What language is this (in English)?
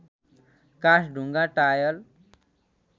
Nepali